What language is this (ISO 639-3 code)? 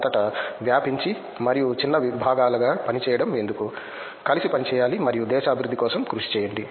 tel